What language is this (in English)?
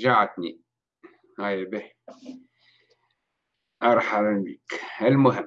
Arabic